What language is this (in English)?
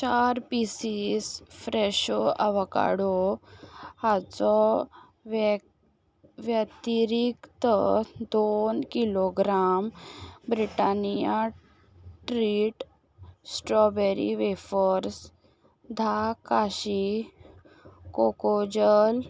Konkani